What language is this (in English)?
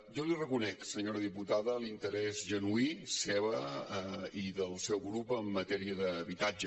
Catalan